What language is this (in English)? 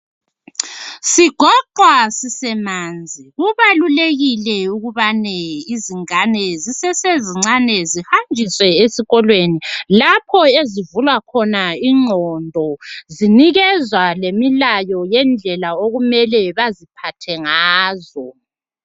North Ndebele